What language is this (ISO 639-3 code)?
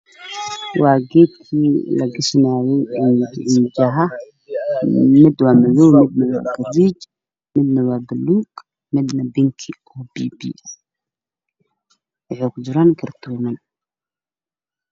som